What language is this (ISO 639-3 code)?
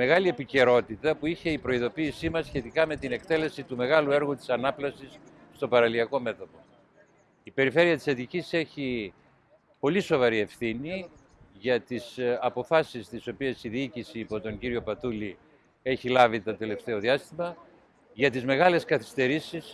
ell